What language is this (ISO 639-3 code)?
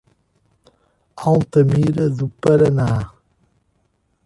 por